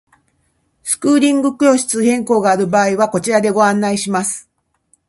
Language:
Japanese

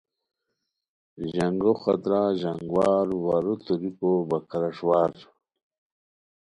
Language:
Khowar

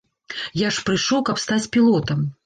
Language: Belarusian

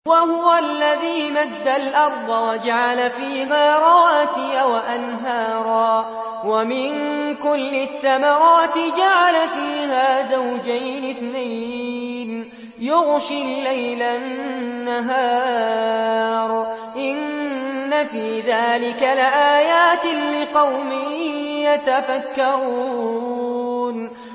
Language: Arabic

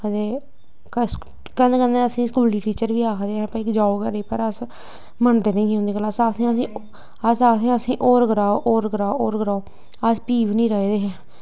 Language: Dogri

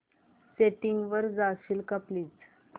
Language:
Marathi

